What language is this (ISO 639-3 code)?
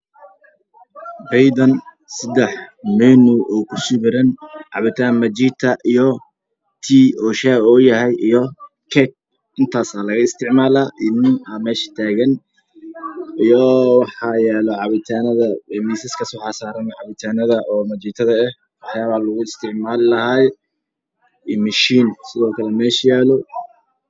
som